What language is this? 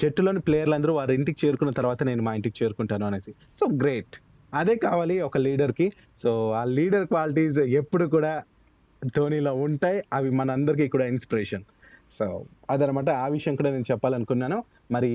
Telugu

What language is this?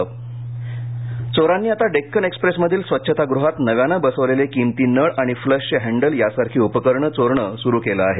Marathi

